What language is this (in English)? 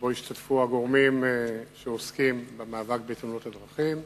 Hebrew